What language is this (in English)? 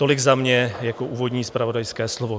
Czech